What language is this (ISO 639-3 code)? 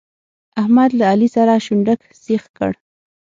pus